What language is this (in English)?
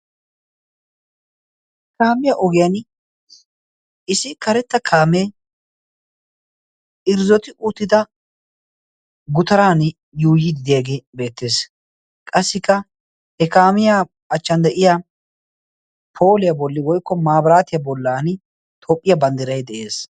Wolaytta